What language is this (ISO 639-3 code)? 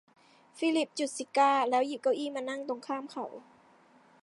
tha